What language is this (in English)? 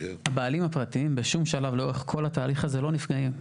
Hebrew